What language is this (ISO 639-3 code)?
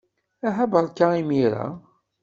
kab